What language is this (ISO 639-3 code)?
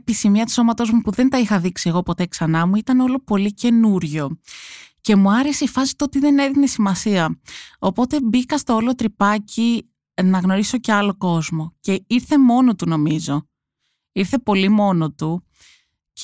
ell